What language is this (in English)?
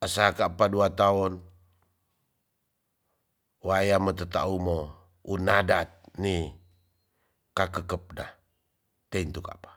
Tonsea